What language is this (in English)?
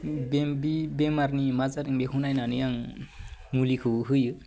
Bodo